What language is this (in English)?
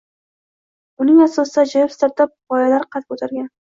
Uzbek